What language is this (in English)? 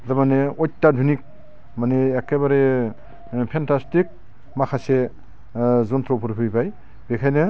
Bodo